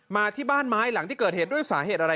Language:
Thai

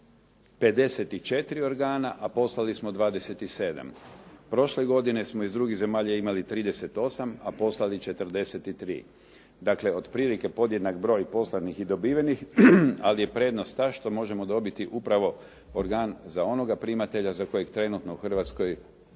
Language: Croatian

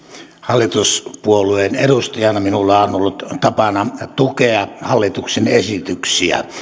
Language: Finnish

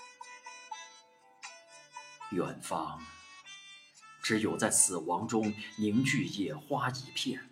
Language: Chinese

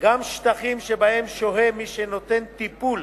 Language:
Hebrew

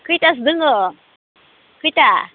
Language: Bodo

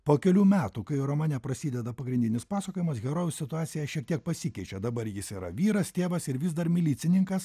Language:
Lithuanian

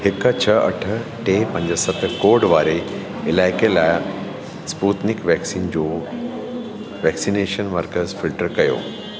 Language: Sindhi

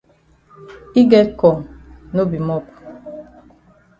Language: Cameroon Pidgin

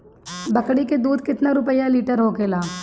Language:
Bhojpuri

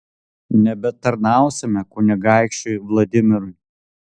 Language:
Lithuanian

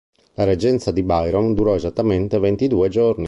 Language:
Italian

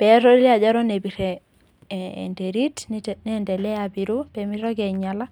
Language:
Masai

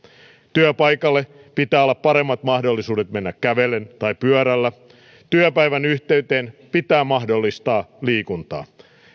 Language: Finnish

